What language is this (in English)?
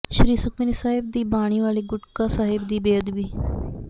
Punjabi